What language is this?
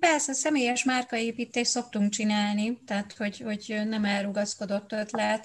Hungarian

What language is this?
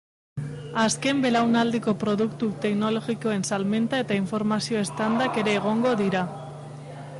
Basque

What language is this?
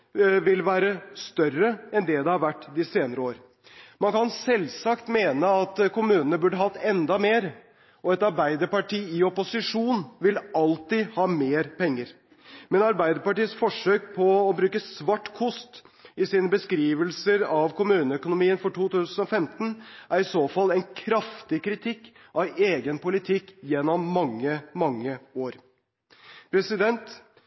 Norwegian Bokmål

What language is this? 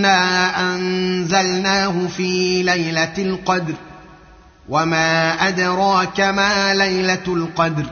Arabic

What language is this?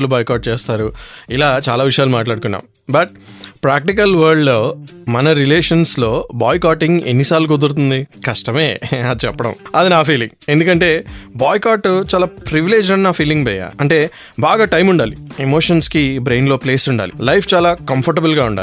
Telugu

